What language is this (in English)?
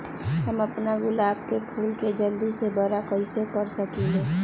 Magahi